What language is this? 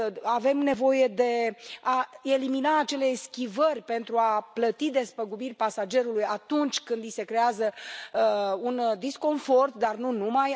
Romanian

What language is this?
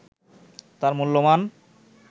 Bangla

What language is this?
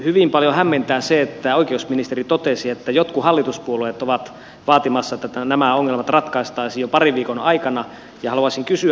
Finnish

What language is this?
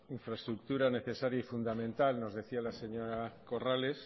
Spanish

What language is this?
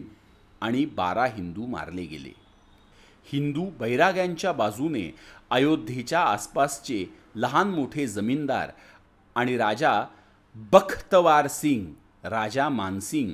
Marathi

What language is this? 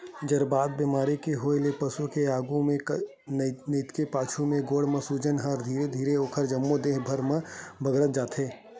Chhattisgarhi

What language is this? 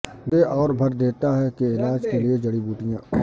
Urdu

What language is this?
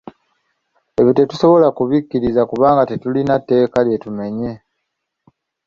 Ganda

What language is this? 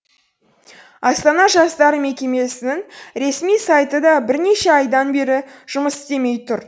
Kazakh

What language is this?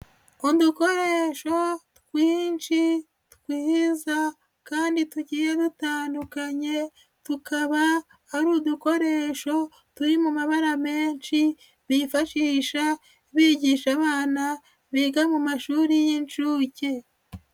Kinyarwanda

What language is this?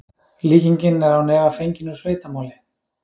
Icelandic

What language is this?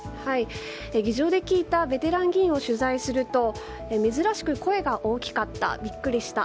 Japanese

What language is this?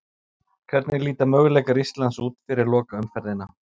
Icelandic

